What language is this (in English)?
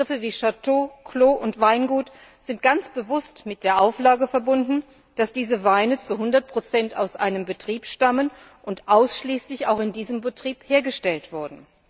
German